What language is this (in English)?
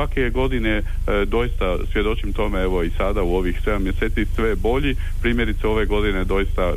Croatian